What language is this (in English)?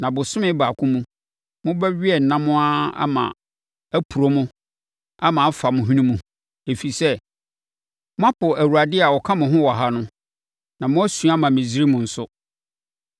Akan